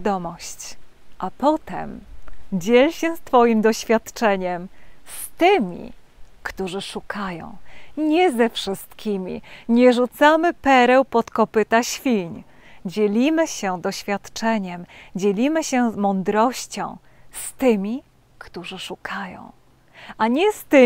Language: Polish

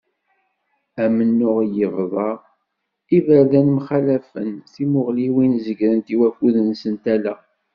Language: Kabyle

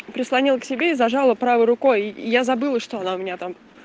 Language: Russian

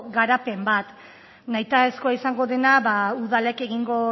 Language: Basque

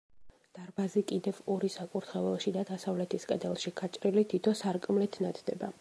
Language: Georgian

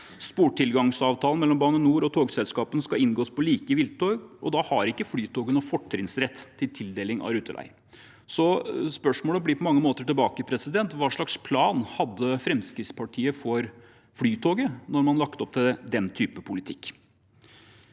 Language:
Norwegian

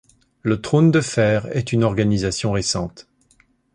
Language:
French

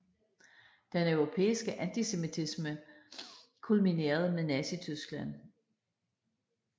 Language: Danish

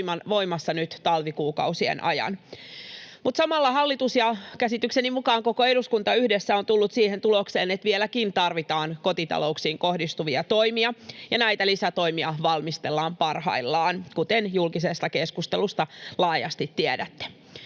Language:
Finnish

